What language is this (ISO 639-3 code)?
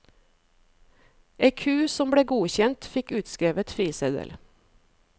nor